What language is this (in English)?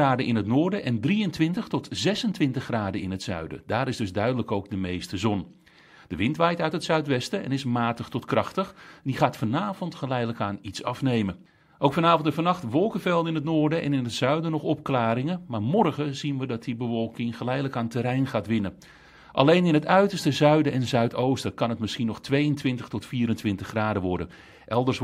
Dutch